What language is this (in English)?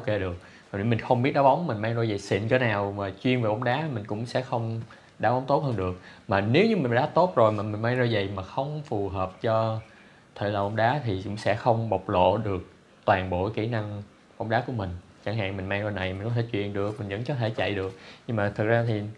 Vietnamese